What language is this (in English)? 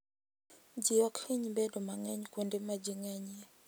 Luo (Kenya and Tanzania)